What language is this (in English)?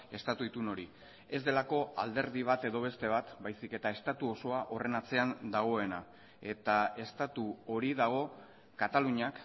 Basque